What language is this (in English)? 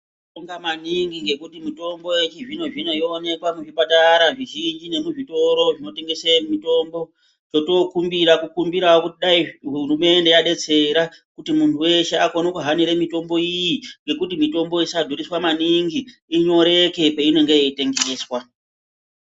Ndau